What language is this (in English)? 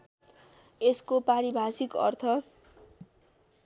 Nepali